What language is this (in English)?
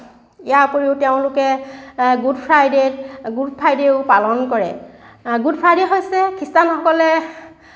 Assamese